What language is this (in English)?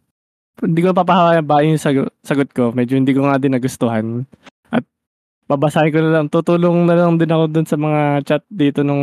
Filipino